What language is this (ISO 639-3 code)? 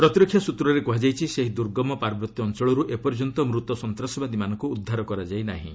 ori